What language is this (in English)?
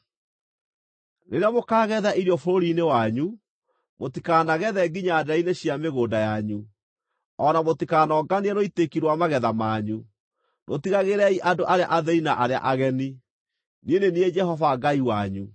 Kikuyu